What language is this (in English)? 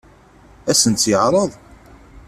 Kabyle